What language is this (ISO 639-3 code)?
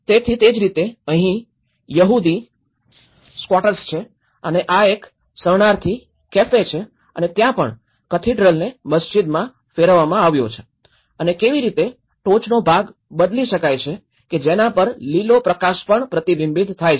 guj